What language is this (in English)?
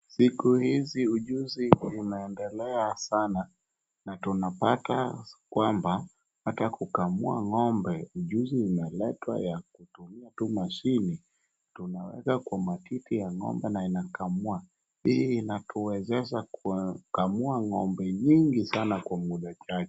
Swahili